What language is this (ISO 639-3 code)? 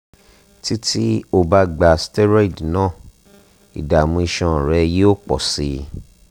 yor